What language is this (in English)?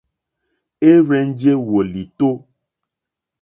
Mokpwe